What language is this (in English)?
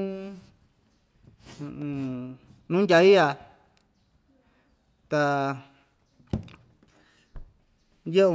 Ixtayutla Mixtec